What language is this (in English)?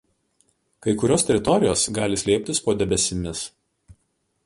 Lithuanian